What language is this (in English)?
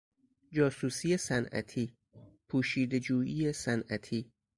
Persian